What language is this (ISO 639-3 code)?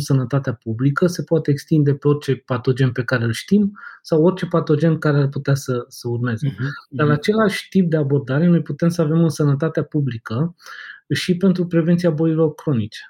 ron